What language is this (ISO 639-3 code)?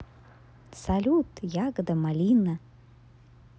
rus